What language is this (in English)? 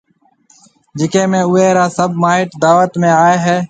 Marwari (Pakistan)